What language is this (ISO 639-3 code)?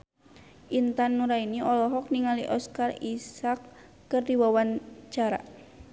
sun